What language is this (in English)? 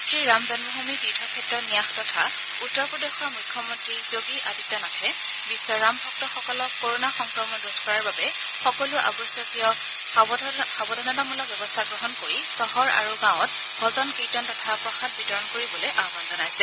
Assamese